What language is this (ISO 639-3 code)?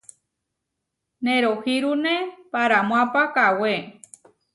var